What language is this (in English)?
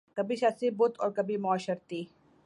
Urdu